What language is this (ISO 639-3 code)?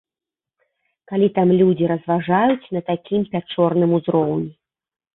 bel